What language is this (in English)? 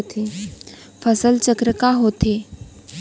Chhattisgarhi